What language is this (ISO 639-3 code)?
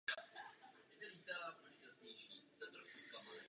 ces